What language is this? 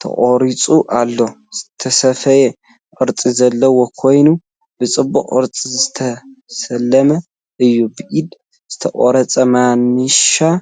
Tigrinya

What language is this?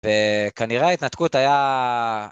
Hebrew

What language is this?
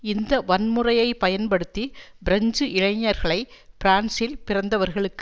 Tamil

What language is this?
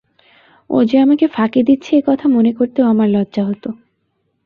Bangla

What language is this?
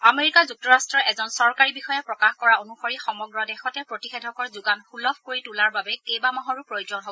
Assamese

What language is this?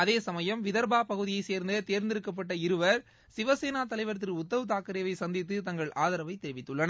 Tamil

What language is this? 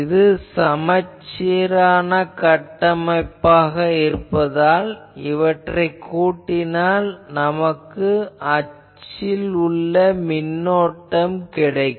Tamil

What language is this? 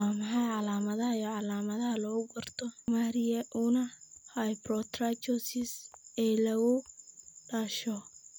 Somali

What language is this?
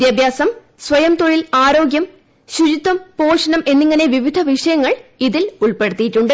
Malayalam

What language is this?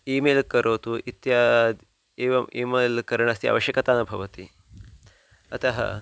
Sanskrit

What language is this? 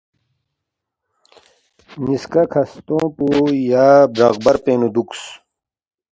Balti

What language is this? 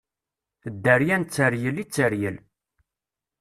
Kabyle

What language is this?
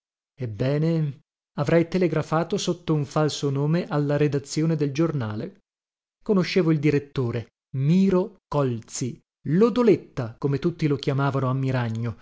Italian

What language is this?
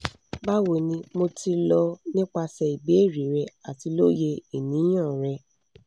Yoruba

